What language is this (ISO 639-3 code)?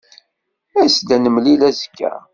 kab